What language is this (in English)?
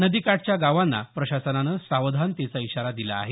Marathi